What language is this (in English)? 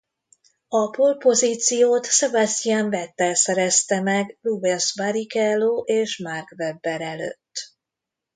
Hungarian